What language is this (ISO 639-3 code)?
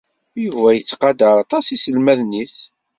kab